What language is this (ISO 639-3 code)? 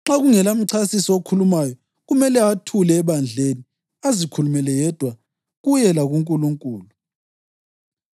nde